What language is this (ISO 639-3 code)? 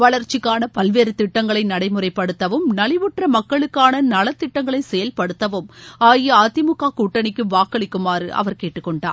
tam